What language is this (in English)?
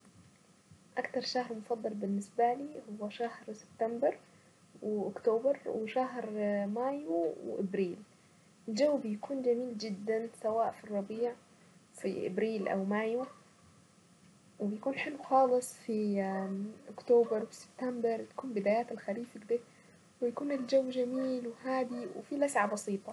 Saidi Arabic